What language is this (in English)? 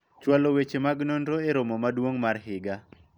Luo (Kenya and Tanzania)